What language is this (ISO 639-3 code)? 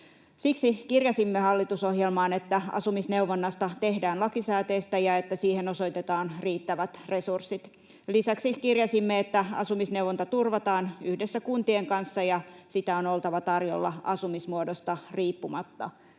fin